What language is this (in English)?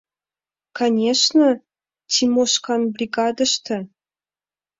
Mari